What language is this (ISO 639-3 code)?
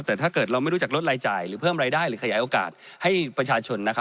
tha